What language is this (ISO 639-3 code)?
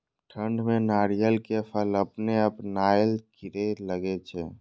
mai